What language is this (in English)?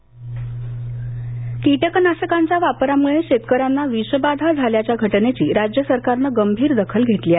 Marathi